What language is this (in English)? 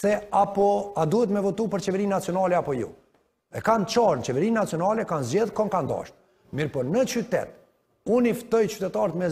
Romanian